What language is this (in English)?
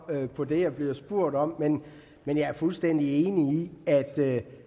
Danish